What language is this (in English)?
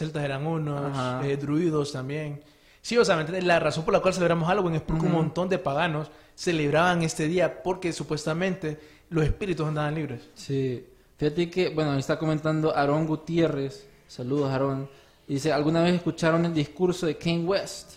Spanish